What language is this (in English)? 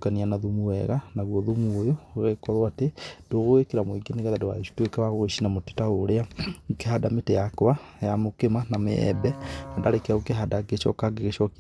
Kikuyu